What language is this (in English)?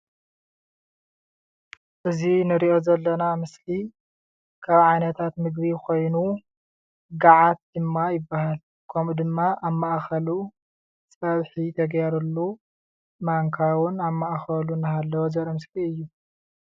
Tigrinya